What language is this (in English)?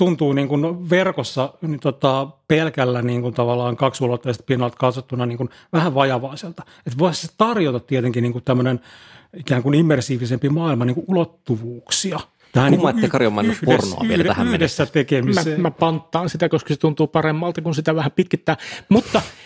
Finnish